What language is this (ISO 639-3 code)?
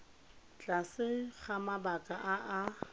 tsn